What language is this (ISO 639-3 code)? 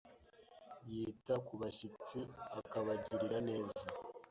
kin